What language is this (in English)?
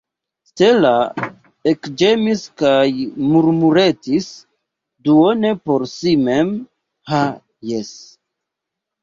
Esperanto